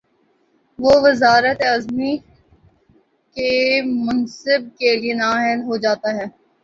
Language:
Urdu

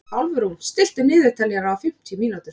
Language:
Icelandic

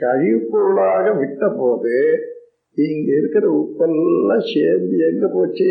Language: Tamil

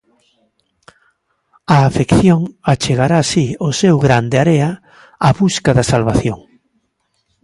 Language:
Galician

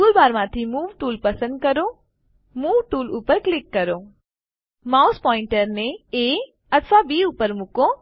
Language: Gujarati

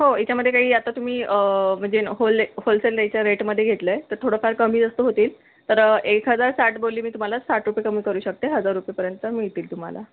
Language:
Marathi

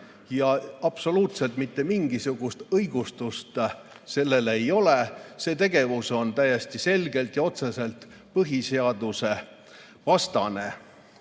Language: Estonian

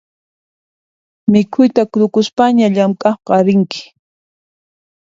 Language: Puno Quechua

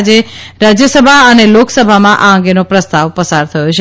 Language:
Gujarati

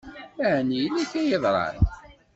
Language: Kabyle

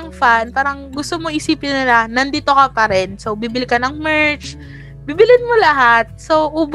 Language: Filipino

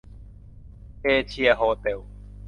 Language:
Thai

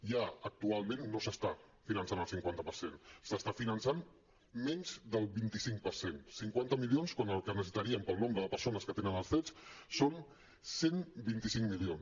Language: Catalan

